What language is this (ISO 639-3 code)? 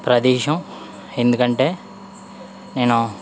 tel